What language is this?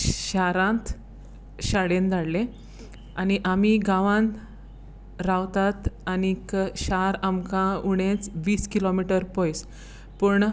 Konkani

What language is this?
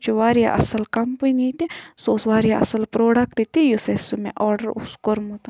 Kashmiri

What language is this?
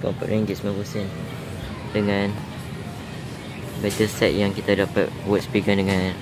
Malay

